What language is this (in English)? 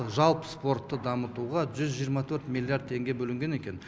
Kazakh